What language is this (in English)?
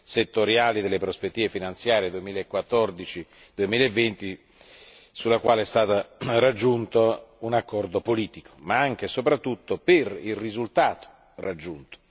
Italian